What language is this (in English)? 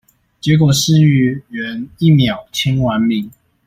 Chinese